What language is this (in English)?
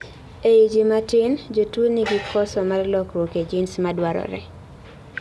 Luo (Kenya and Tanzania)